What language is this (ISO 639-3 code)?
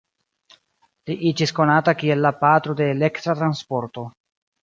epo